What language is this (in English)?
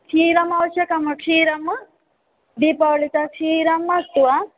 Sanskrit